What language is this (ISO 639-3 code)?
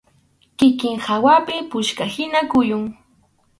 qxu